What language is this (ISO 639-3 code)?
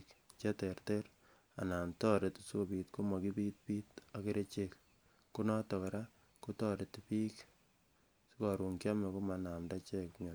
kln